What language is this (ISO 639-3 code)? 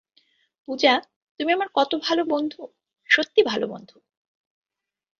ben